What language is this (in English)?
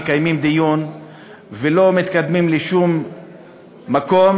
Hebrew